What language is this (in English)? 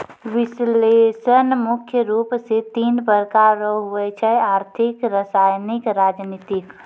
Maithili